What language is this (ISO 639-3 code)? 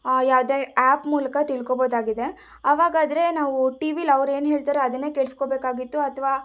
kan